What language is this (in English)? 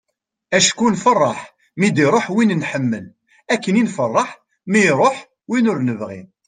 Kabyle